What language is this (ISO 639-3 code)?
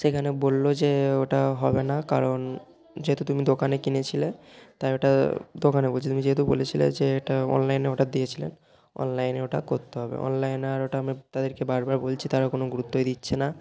ben